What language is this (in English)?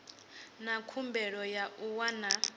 Venda